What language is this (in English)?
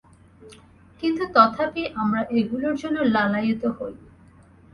Bangla